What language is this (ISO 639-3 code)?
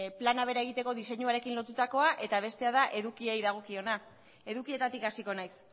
eus